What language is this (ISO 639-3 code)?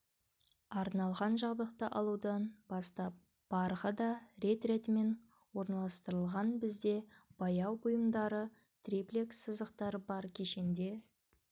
kaz